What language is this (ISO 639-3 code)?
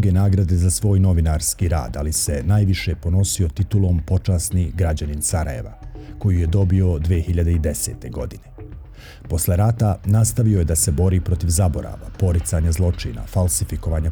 hrv